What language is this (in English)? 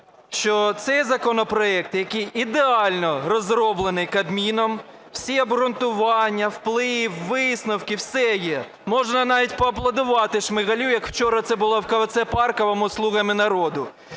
Ukrainian